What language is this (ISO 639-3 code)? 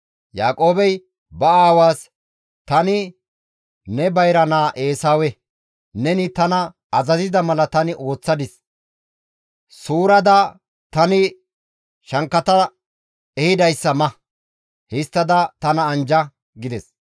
gmv